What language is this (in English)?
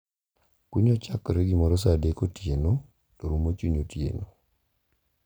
Luo (Kenya and Tanzania)